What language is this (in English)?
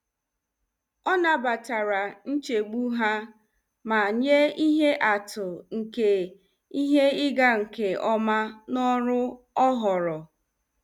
Igbo